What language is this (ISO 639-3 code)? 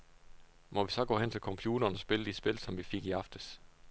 dan